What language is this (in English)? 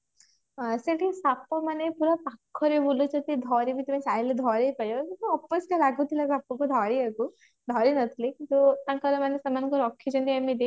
Odia